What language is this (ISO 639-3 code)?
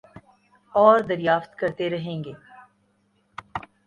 urd